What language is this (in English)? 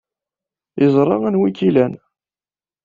Kabyle